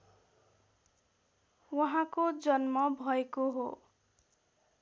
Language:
Nepali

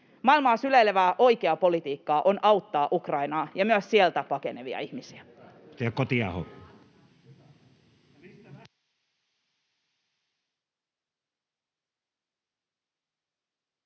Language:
Finnish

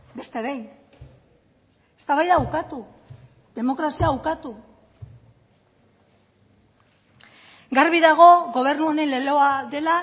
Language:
Basque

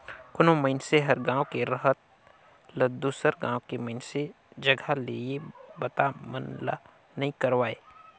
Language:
Chhattisgarhi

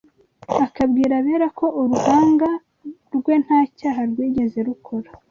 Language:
Kinyarwanda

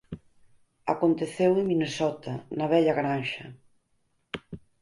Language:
Galician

